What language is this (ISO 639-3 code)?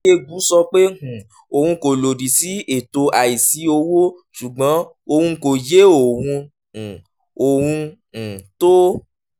yor